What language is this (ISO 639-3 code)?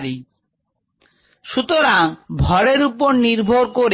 ben